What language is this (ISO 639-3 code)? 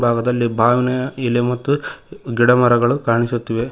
kan